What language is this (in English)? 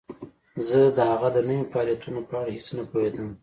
Pashto